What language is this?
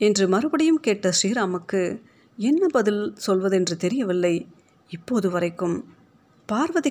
Tamil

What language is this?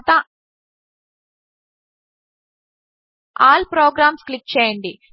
Telugu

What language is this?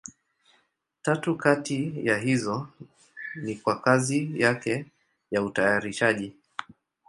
Swahili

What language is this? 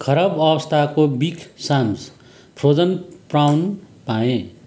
Nepali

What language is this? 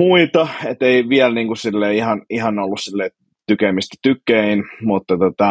Finnish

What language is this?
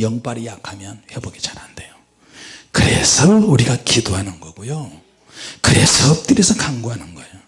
Korean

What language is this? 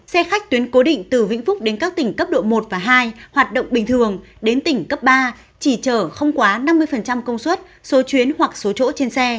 Vietnamese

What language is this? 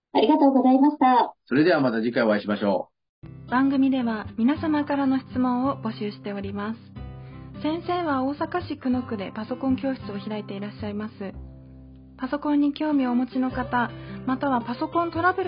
Japanese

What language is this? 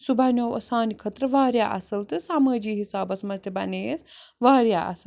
Kashmiri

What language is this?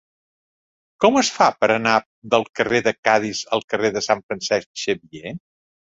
Catalan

